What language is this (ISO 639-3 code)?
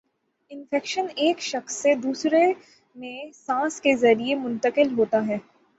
urd